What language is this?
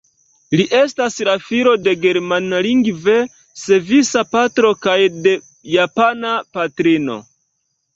Esperanto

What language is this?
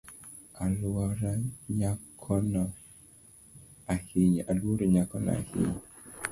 Luo (Kenya and Tanzania)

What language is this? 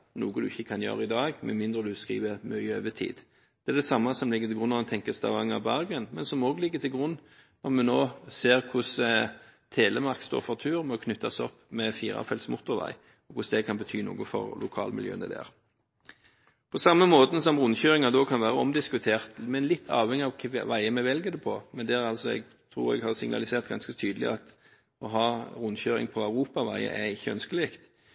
Norwegian Bokmål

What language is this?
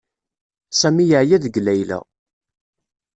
Kabyle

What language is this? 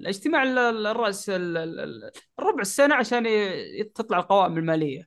Arabic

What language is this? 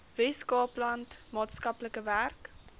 Afrikaans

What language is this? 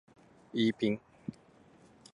Japanese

